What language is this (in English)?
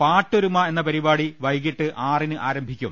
Malayalam